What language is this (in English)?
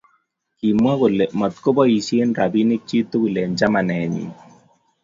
Kalenjin